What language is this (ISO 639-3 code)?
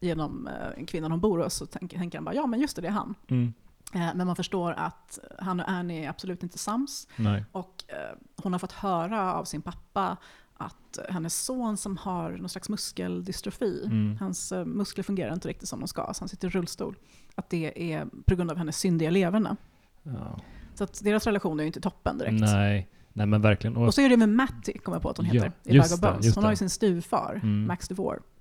swe